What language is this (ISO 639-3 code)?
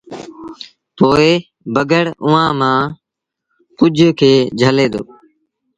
sbn